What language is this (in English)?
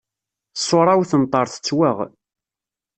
Kabyle